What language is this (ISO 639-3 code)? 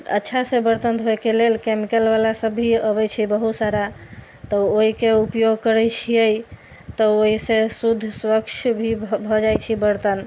mai